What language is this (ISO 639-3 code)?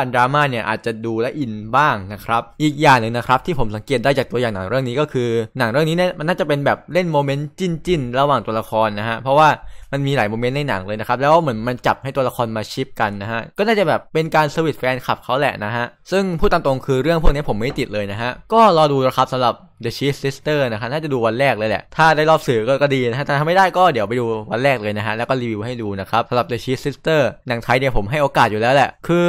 tha